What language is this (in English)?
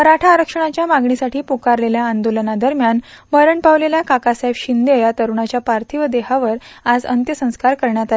Marathi